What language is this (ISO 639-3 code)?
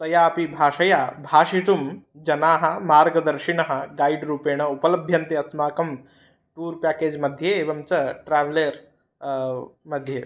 san